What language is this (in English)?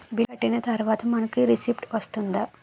Telugu